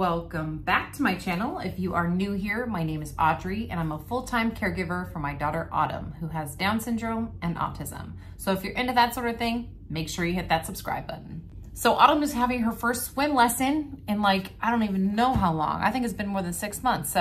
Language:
English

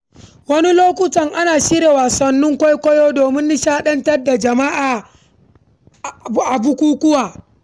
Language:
Hausa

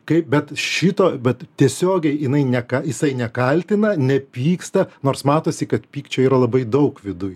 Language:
Lithuanian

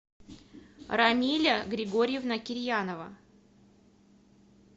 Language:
Russian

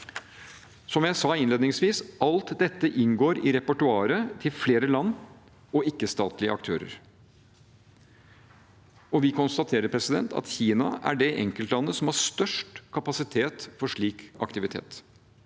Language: Norwegian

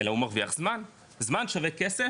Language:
Hebrew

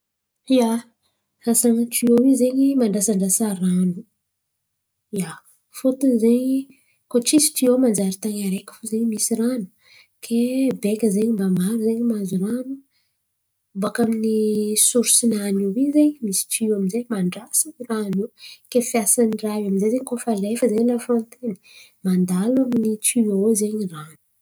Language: Antankarana Malagasy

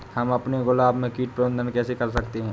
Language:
Hindi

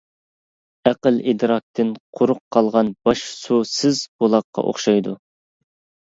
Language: Uyghur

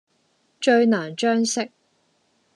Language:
Cantonese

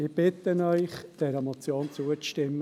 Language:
Swiss German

